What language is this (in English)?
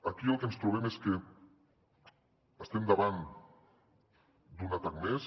Catalan